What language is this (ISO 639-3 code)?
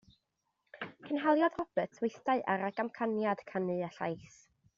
cym